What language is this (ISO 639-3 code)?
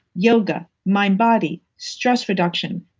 eng